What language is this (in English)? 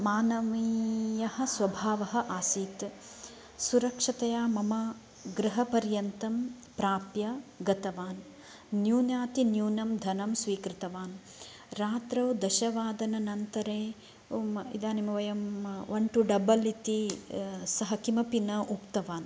Sanskrit